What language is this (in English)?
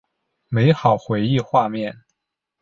Chinese